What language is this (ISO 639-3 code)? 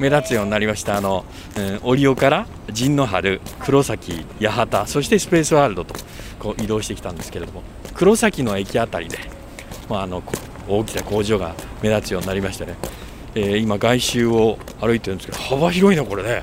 jpn